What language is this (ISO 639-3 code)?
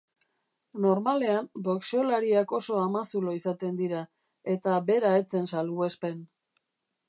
eus